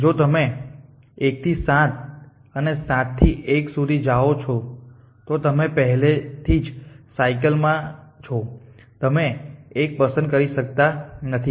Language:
Gujarati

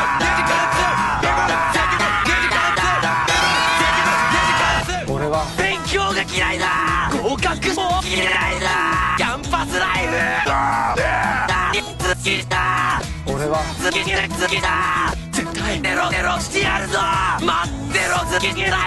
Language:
Korean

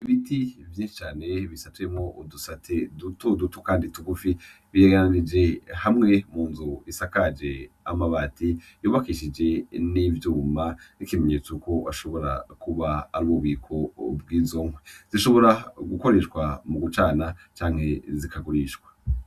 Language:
Rundi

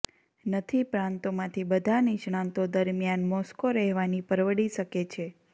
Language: Gujarati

